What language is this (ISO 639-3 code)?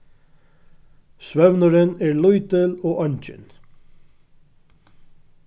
fao